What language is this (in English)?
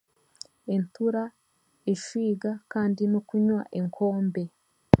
Chiga